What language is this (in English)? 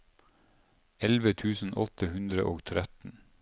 Norwegian